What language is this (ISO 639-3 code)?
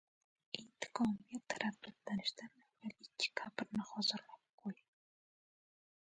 uzb